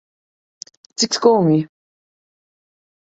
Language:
Latvian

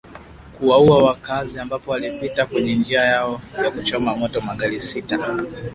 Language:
Swahili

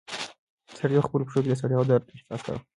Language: Pashto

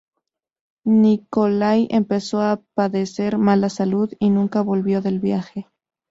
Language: Spanish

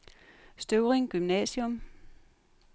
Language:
Danish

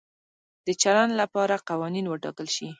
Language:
Pashto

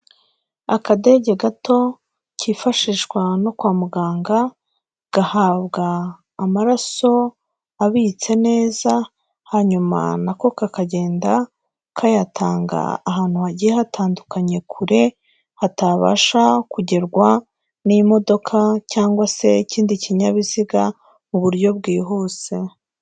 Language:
Kinyarwanda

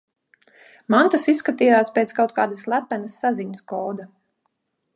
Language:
Latvian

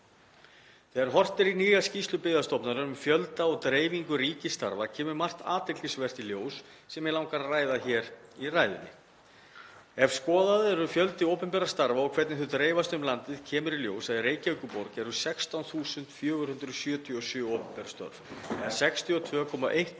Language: Icelandic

